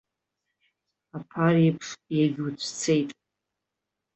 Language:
Abkhazian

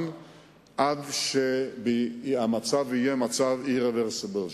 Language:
Hebrew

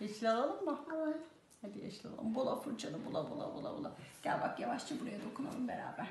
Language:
Turkish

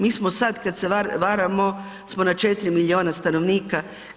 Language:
Croatian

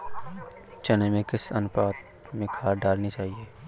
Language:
Hindi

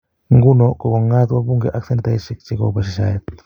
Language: Kalenjin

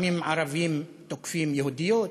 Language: Hebrew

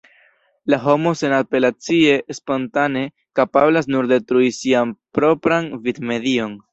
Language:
Esperanto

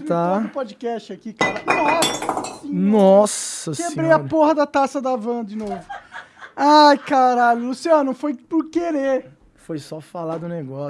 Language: Portuguese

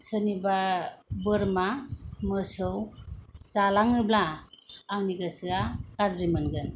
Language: Bodo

